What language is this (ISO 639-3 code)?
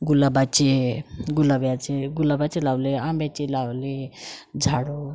mar